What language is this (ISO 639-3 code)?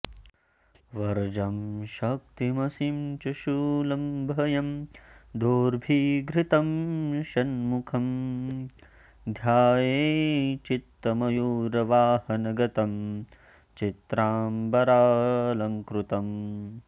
san